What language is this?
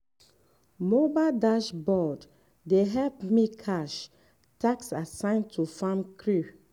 Nigerian Pidgin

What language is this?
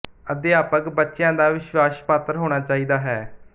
Punjabi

